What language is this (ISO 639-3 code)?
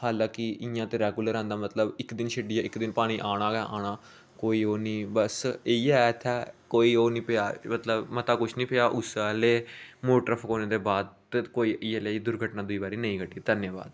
doi